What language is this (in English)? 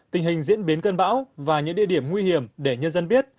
Vietnamese